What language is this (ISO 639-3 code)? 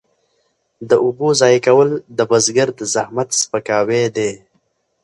pus